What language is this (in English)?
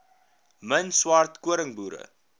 Afrikaans